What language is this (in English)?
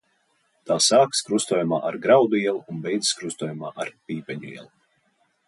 Latvian